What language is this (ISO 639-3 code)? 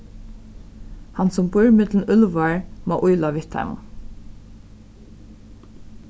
fao